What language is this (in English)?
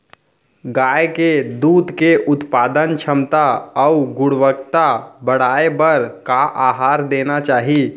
Chhattisgarhi